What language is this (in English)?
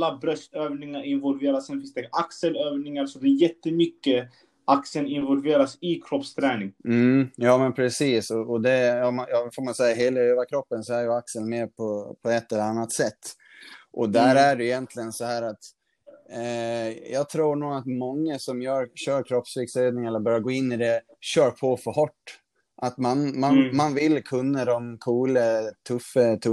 Swedish